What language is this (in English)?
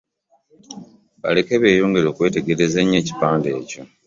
Ganda